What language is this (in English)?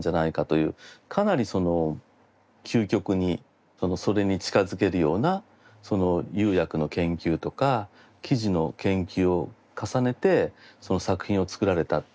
Japanese